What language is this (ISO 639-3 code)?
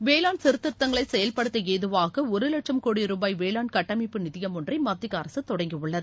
tam